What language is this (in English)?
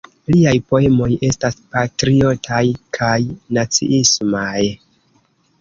Esperanto